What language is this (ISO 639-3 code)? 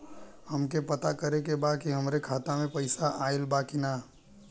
bho